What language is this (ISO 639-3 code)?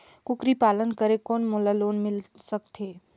hne